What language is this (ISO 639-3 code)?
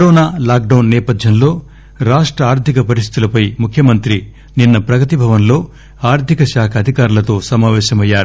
tel